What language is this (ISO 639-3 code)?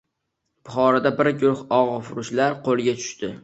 uzb